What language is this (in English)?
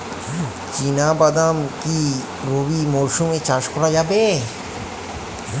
Bangla